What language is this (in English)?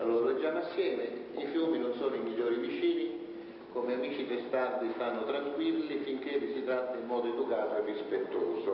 Italian